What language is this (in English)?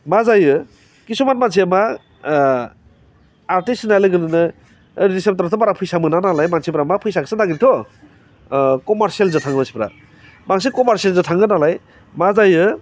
Bodo